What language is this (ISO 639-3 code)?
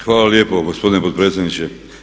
hrv